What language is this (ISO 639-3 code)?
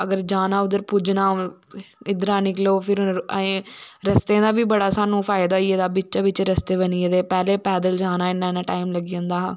doi